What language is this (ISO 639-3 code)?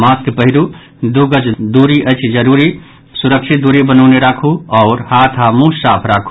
mai